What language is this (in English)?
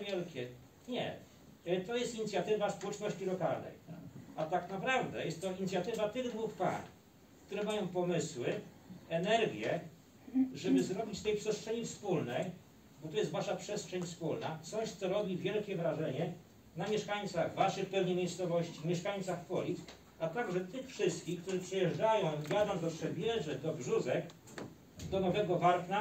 Polish